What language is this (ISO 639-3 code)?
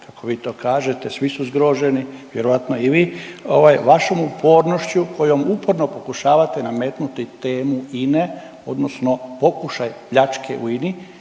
hrv